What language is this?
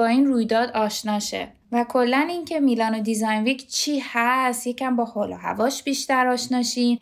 Persian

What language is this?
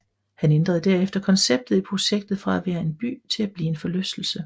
Danish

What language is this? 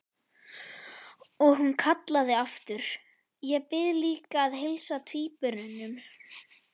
Icelandic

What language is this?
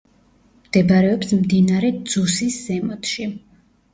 Georgian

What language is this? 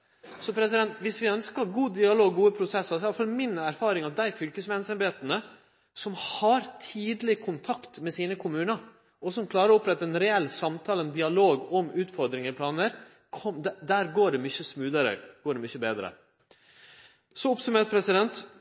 Norwegian Nynorsk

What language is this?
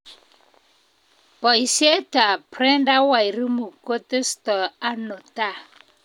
Kalenjin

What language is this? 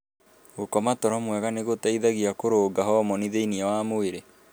Kikuyu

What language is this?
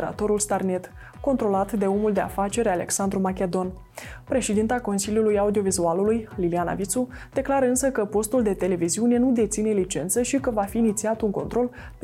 Romanian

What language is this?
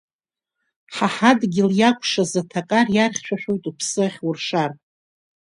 Abkhazian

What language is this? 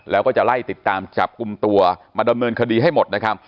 Thai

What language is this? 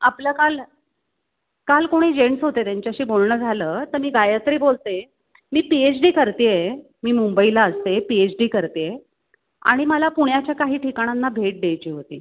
Marathi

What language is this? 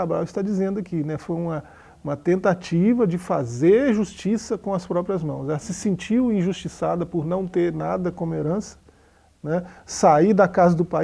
Portuguese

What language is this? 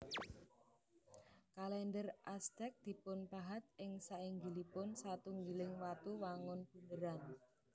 Javanese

